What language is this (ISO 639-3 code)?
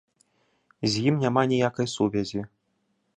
bel